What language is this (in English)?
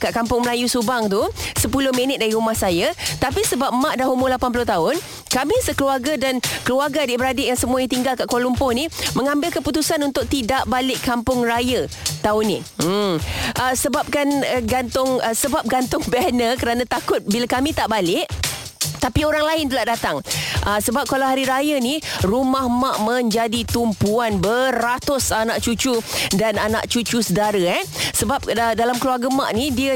Malay